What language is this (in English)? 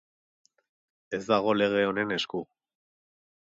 Basque